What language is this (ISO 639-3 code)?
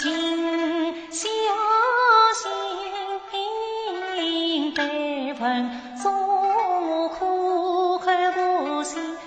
zho